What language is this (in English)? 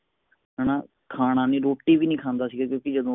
Punjabi